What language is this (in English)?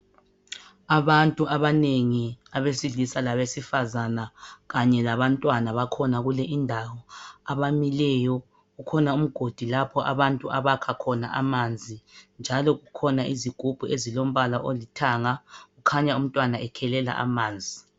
North Ndebele